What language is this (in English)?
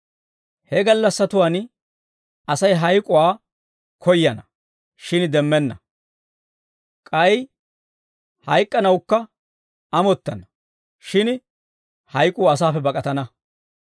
Dawro